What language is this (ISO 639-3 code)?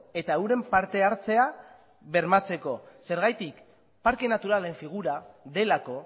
eus